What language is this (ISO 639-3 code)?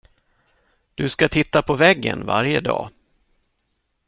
swe